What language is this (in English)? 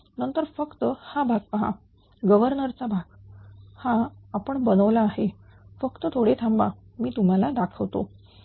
Marathi